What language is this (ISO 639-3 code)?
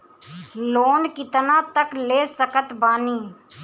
bho